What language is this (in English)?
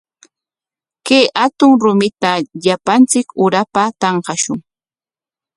Corongo Ancash Quechua